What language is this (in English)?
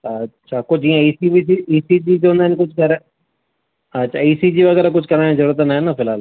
Sindhi